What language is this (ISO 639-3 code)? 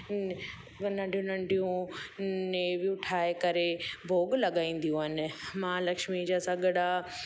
snd